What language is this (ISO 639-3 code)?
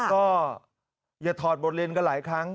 tha